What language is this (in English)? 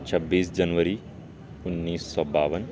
Urdu